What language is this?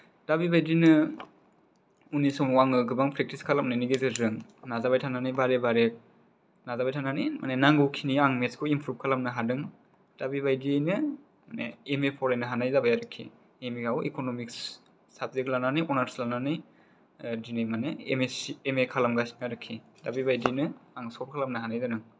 Bodo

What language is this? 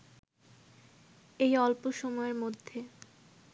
Bangla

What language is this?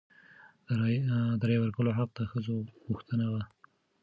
Pashto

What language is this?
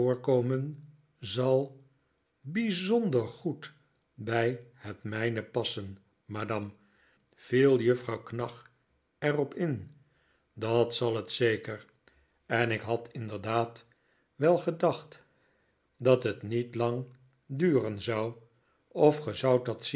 Dutch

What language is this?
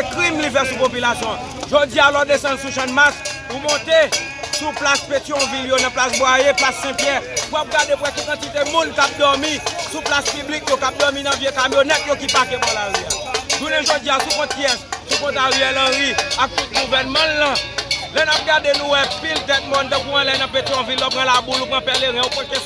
French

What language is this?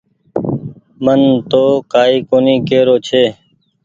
Goaria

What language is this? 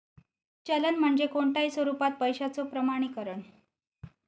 Marathi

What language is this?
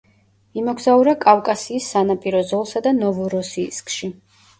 Georgian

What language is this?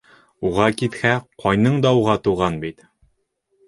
Bashkir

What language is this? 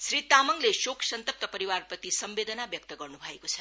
Nepali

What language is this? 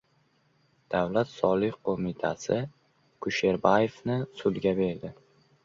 Uzbek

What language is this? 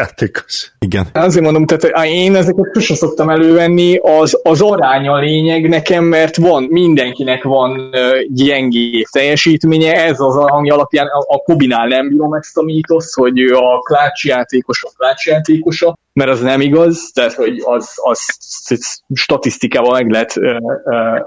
Hungarian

